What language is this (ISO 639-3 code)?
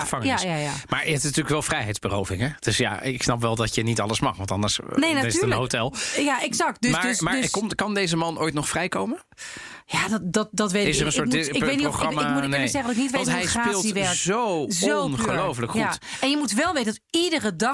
nld